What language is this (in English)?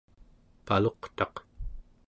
Central Yupik